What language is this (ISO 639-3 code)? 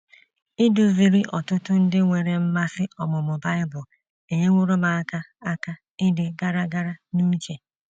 ibo